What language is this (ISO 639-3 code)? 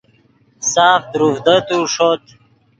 ydg